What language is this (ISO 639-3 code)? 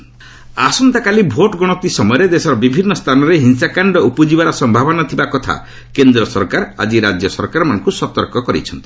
ori